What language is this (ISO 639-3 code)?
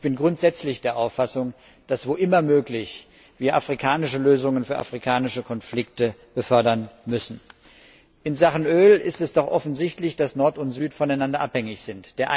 deu